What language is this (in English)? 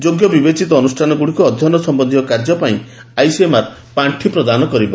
Odia